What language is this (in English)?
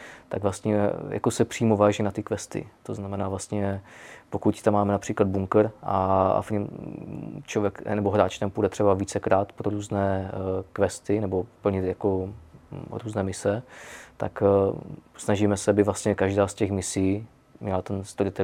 Czech